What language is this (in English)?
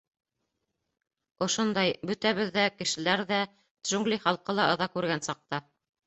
Bashkir